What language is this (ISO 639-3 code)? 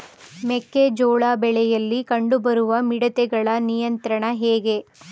kan